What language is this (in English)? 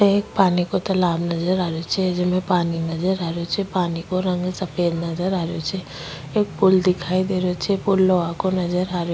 Rajasthani